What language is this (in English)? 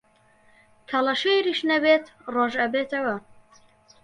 Central Kurdish